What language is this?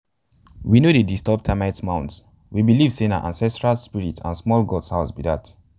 Nigerian Pidgin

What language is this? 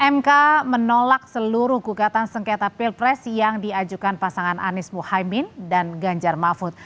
Indonesian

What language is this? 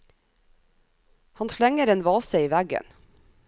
Norwegian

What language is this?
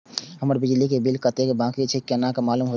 Maithili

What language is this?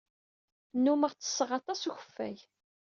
Kabyle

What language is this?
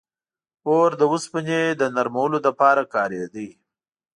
Pashto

